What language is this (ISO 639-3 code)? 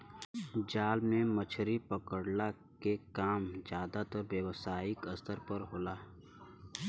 bho